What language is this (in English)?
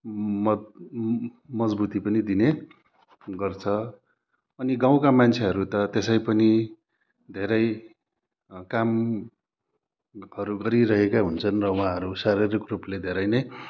Nepali